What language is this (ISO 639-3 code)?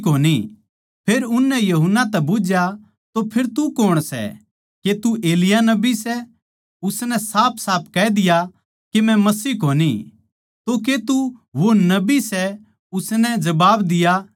bgc